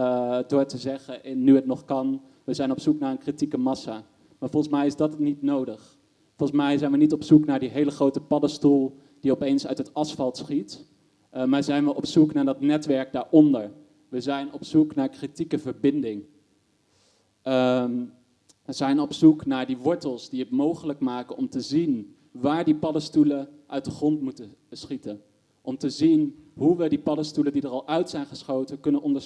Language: Dutch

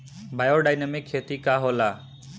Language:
Bhojpuri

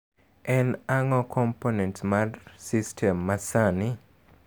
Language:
Luo (Kenya and Tanzania)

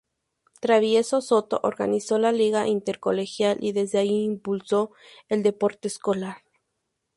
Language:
Spanish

